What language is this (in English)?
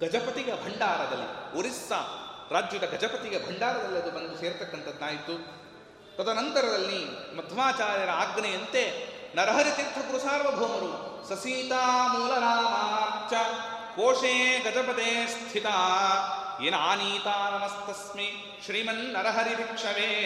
Kannada